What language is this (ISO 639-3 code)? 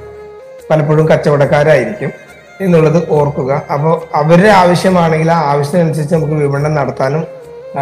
mal